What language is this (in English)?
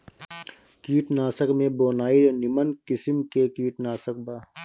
Bhojpuri